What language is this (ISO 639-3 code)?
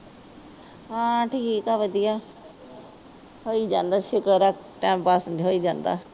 pan